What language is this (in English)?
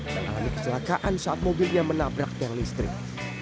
Indonesian